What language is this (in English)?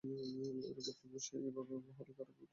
Bangla